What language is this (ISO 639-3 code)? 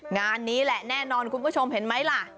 tha